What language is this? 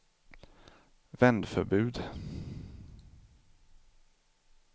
Swedish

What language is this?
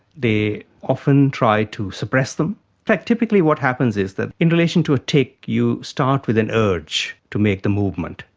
English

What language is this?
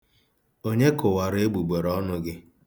Igbo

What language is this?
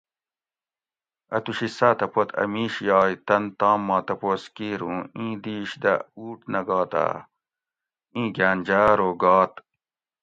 Gawri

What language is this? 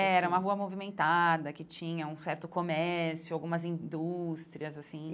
Portuguese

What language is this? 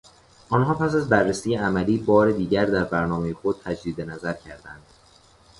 Persian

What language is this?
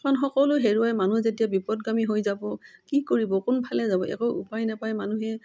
Assamese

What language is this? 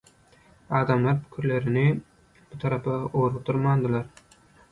Turkmen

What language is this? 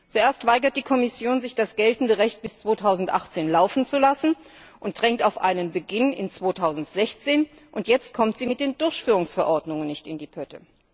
German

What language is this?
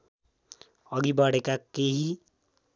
Nepali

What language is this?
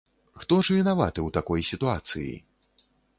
Belarusian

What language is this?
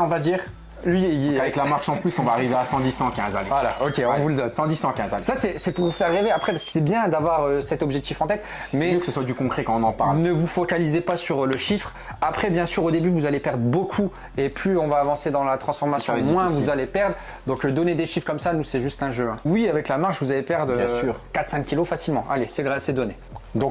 French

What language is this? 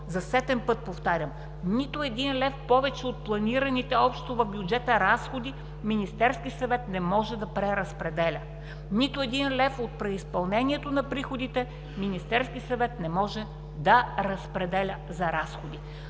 Bulgarian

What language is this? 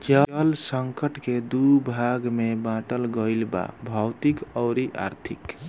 Bhojpuri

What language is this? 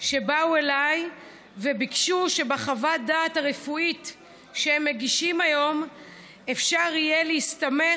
Hebrew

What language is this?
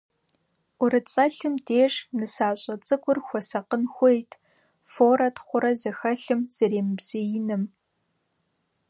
Kabardian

